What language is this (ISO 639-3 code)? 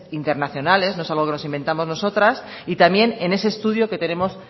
spa